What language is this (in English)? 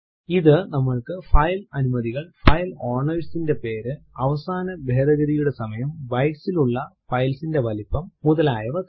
Malayalam